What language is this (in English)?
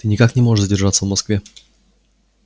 Russian